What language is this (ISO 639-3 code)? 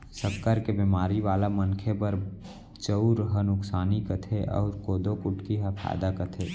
hne